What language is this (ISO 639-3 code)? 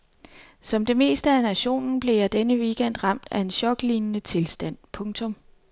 dan